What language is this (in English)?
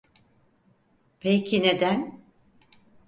Turkish